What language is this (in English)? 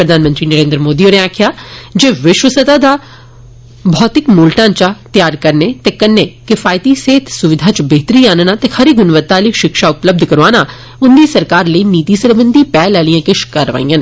Dogri